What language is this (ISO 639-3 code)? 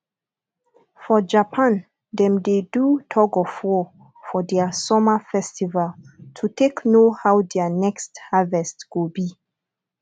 pcm